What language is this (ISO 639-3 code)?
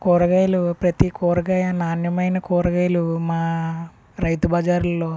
tel